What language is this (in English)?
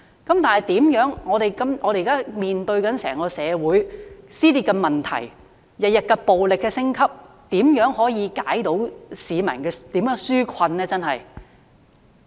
Cantonese